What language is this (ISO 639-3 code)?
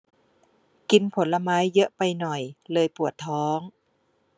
tha